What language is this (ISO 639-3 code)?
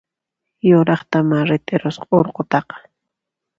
qxp